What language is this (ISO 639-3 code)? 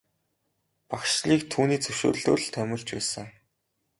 mon